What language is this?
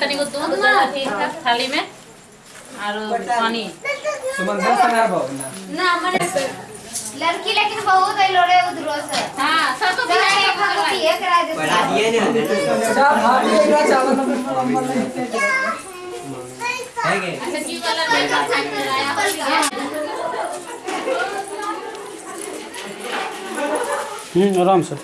Hindi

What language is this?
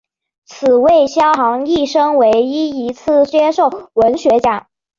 Chinese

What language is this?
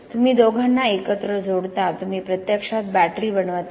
Marathi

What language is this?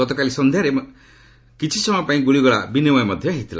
Odia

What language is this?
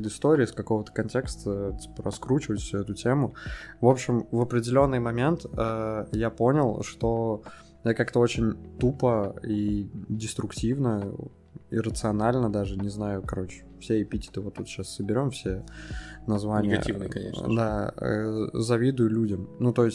Russian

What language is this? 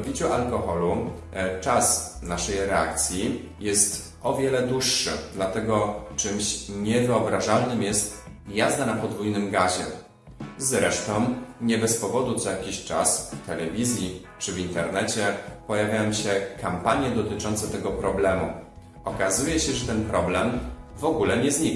Polish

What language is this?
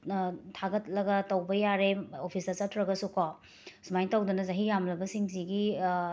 Manipuri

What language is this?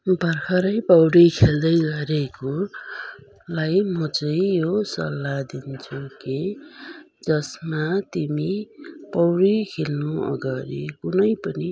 Nepali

